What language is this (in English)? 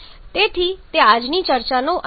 Gujarati